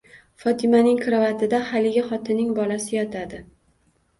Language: Uzbek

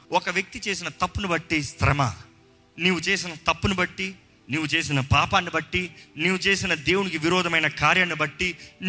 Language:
Telugu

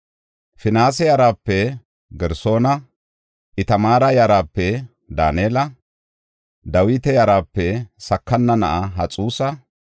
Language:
Gofa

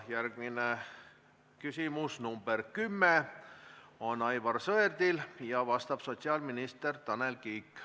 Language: Estonian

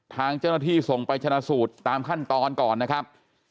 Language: Thai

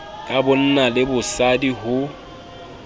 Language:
Southern Sotho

